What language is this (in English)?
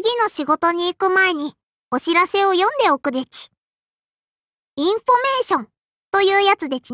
Japanese